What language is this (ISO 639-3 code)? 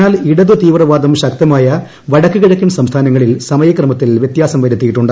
mal